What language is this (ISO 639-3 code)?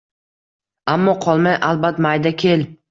uzb